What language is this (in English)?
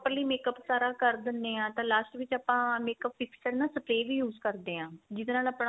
Punjabi